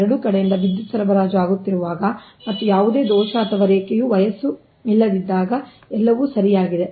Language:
Kannada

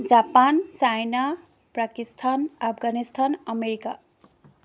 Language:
Assamese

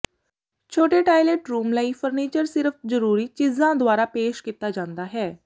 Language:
Punjabi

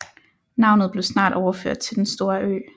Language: Danish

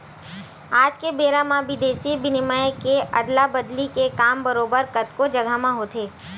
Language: Chhattisgarhi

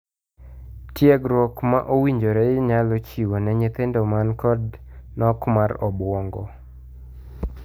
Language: Luo (Kenya and Tanzania)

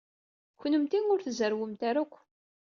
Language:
Kabyle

